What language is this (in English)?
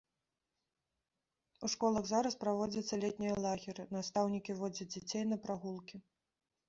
Belarusian